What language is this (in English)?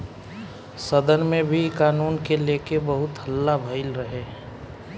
Bhojpuri